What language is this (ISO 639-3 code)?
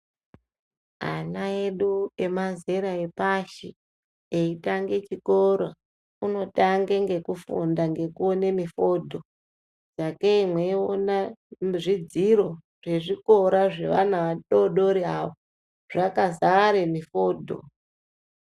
ndc